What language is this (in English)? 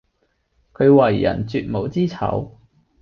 Cantonese